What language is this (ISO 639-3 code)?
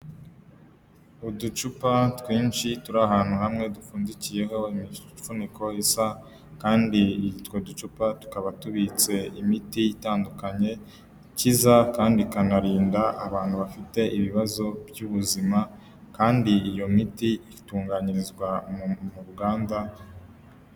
kin